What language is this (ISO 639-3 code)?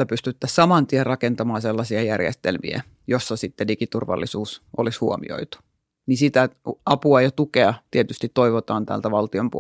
fin